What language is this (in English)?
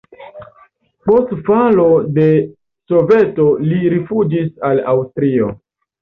Esperanto